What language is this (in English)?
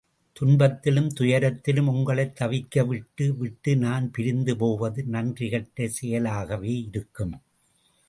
Tamil